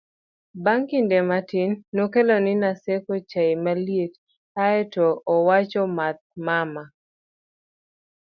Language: Luo (Kenya and Tanzania)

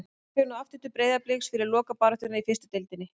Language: Icelandic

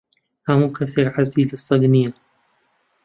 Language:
Central Kurdish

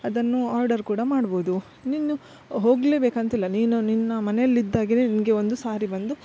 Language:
Kannada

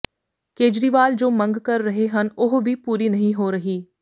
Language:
Punjabi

